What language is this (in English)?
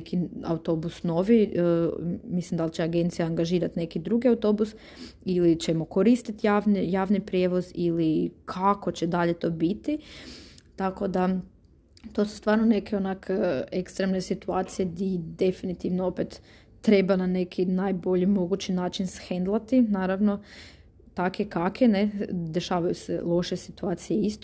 Croatian